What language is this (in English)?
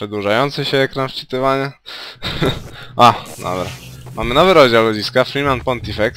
Polish